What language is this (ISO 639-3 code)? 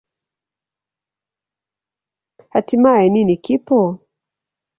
swa